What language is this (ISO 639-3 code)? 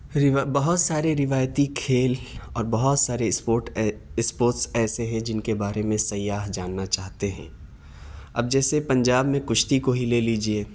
urd